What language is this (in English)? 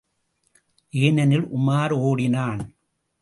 Tamil